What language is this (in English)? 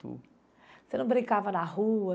Portuguese